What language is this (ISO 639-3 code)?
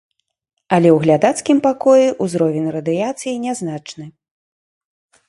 bel